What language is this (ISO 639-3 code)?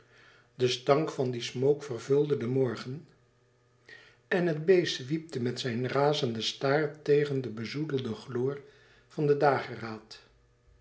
nld